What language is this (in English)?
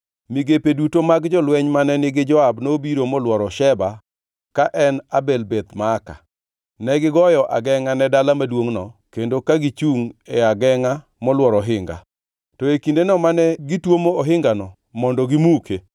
Luo (Kenya and Tanzania)